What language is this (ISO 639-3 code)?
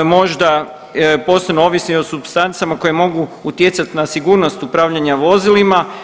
hrv